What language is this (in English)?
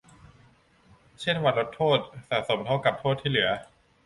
Thai